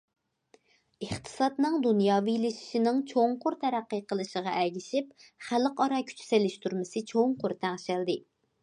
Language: Uyghur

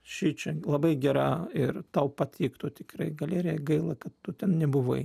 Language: Lithuanian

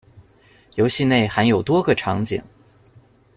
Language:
Chinese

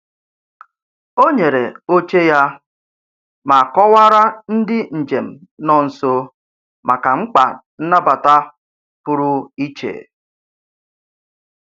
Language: Igbo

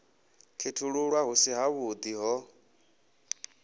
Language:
Venda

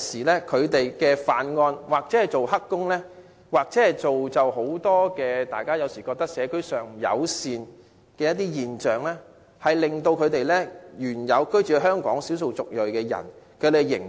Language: Cantonese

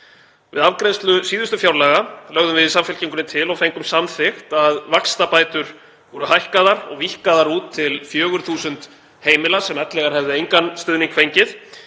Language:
Icelandic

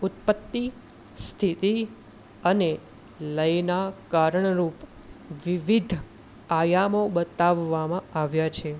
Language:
Gujarati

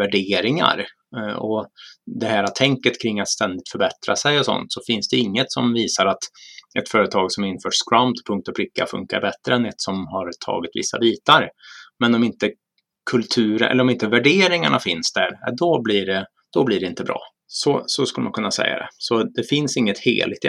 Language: Swedish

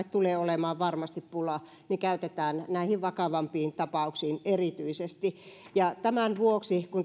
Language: Finnish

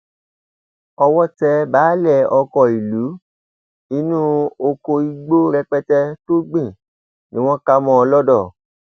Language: Yoruba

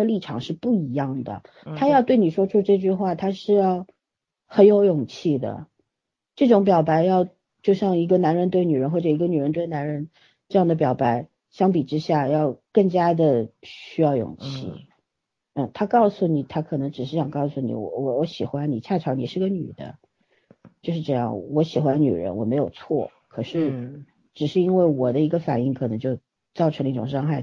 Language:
Chinese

